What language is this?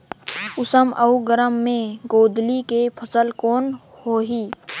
Chhattisgarhi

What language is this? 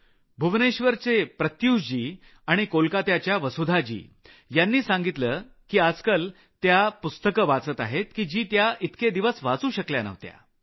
Marathi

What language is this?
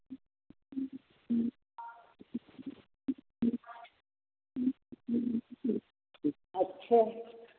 Hindi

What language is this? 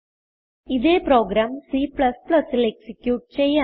Malayalam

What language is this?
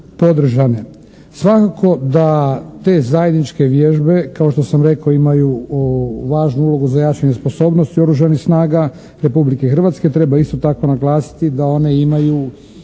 Croatian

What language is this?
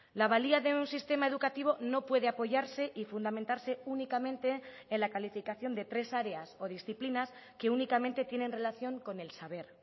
Spanish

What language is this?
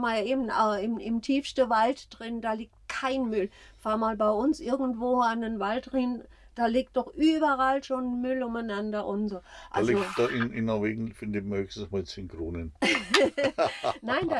German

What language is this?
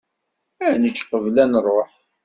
Kabyle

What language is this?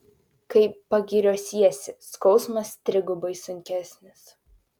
Lithuanian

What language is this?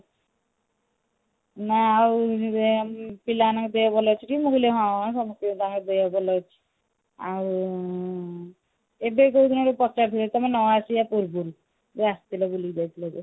Odia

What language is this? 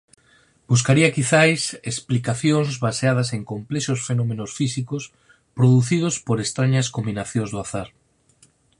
Galician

